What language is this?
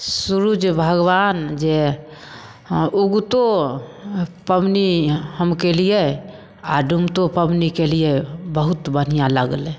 Maithili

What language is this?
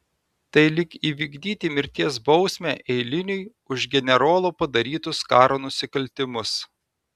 Lithuanian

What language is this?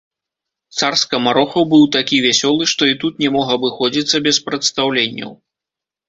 Belarusian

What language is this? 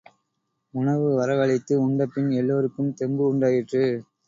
Tamil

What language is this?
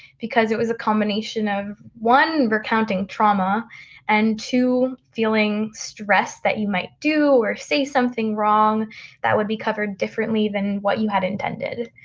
English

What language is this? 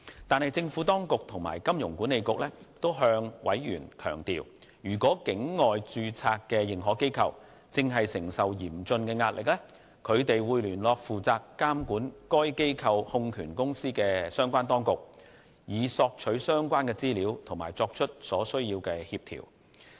Cantonese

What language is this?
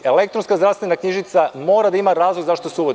Serbian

